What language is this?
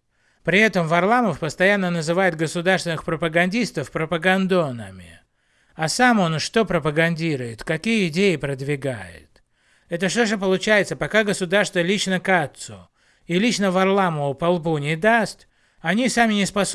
Russian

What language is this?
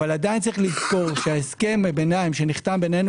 Hebrew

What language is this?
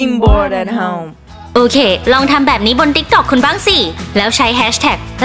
Thai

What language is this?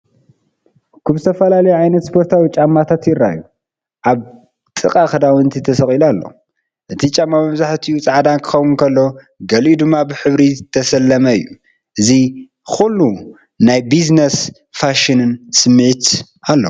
Tigrinya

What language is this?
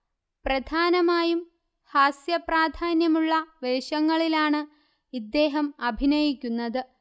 Malayalam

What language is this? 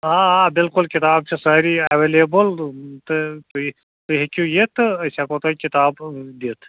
Kashmiri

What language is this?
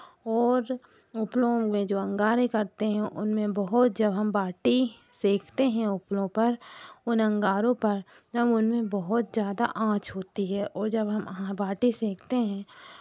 Hindi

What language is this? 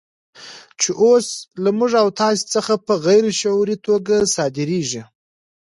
Pashto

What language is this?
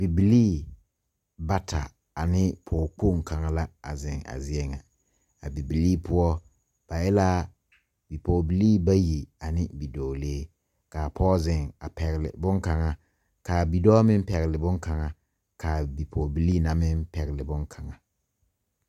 Southern Dagaare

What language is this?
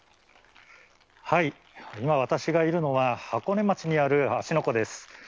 Japanese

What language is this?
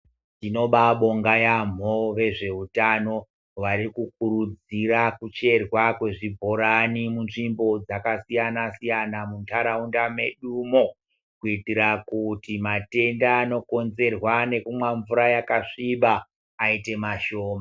Ndau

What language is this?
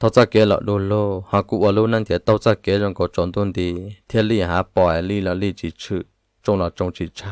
Thai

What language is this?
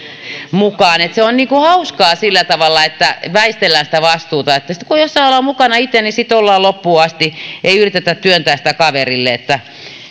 Finnish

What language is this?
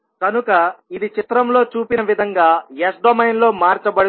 Telugu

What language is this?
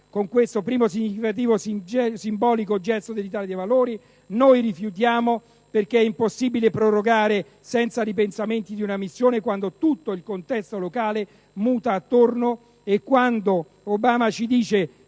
Italian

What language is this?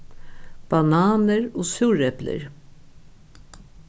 Faroese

